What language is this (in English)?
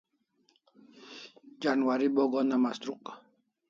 Kalasha